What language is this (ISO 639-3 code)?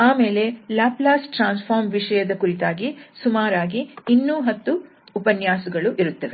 kan